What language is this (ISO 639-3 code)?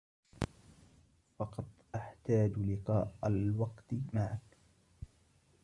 ara